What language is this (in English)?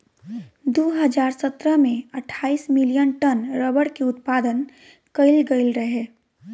Bhojpuri